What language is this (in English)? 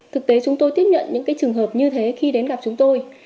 Vietnamese